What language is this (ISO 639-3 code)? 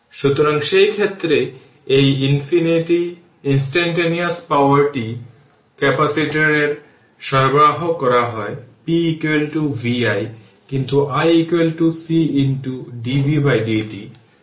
ben